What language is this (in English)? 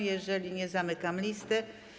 Polish